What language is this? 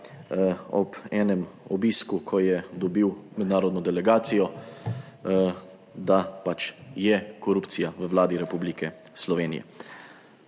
Slovenian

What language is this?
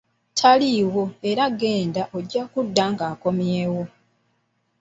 Ganda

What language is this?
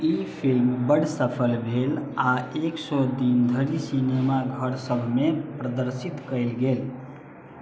Maithili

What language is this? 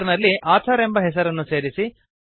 Kannada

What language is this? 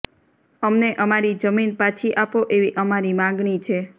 Gujarati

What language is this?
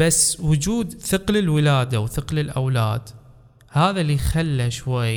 Arabic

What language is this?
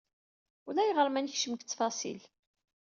Kabyle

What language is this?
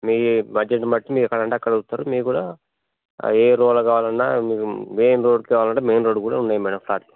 Telugu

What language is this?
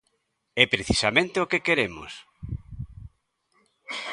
Galician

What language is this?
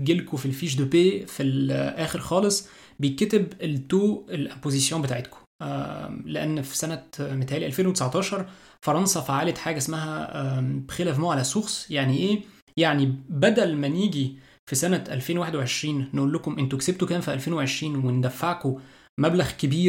Arabic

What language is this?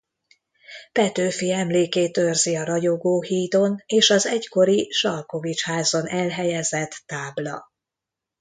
Hungarian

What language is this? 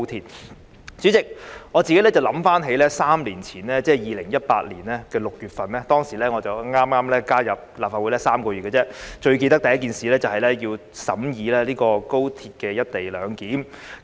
Cantonese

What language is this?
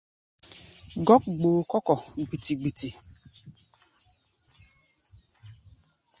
Gbaya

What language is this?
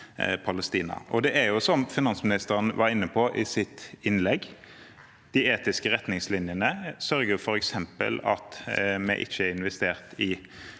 Norwegian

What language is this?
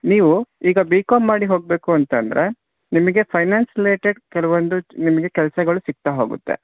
Kannada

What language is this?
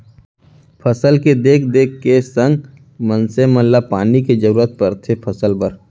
Chhattisgarhi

